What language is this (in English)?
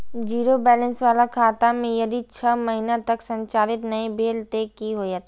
Maithili